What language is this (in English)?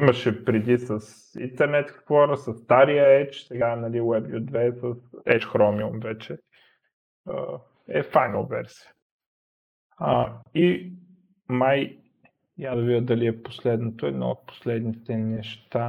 Bulgarian